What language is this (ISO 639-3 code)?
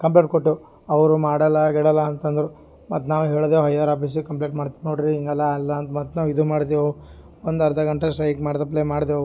kan